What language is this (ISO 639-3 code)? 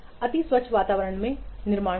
hin